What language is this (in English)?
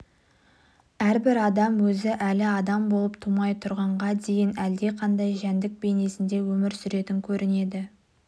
Kazakh